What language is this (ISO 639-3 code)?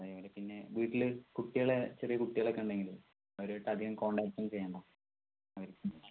mal